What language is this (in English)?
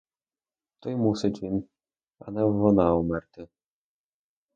Ukrainian